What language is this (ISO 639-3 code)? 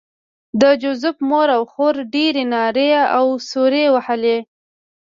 pus